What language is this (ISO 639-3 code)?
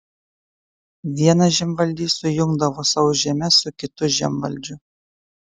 lit